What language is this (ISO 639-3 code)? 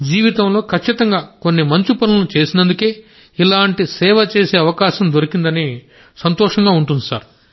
tel